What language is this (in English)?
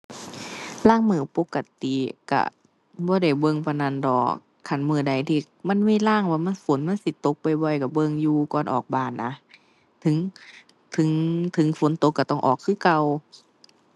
Thai